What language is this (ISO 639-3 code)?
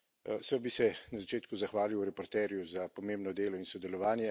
slv